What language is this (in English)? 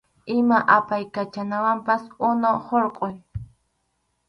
Arequipa-La Unión Quechua